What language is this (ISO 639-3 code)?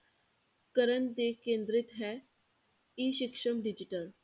pan